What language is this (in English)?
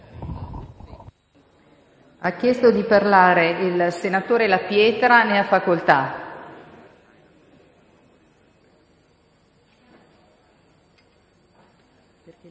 Italian